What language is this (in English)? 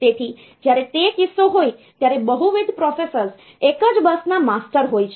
Gujarati